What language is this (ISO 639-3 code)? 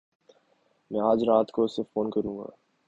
urd